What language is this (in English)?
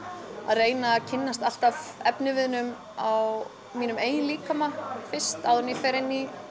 Icelandic